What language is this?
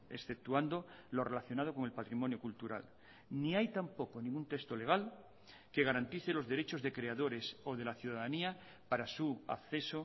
Spanish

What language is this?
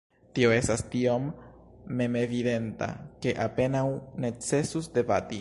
Esperanto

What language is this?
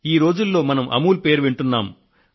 Telugu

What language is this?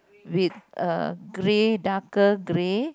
English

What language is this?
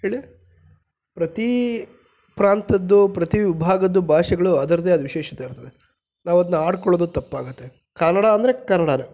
Kannada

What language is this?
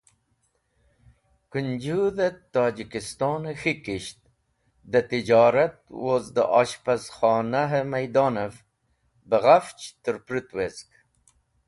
Wakhi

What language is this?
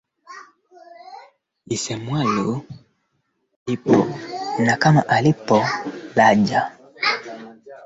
Swahili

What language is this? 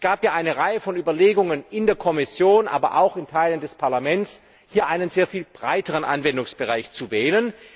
German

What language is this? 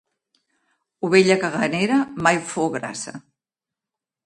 Catalan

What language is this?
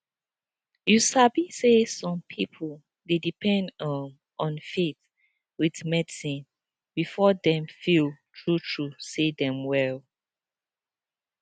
Nigerian Pidgin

